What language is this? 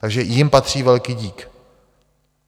Czech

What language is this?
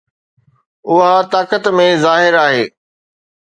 Sindhi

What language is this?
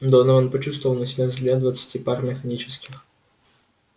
Russian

